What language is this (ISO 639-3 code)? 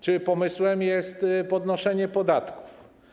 pol